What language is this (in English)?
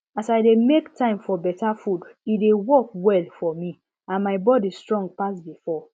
Nigerian Pidgin